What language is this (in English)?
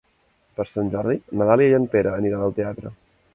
Catalan